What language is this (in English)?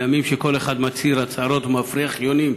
Hebrew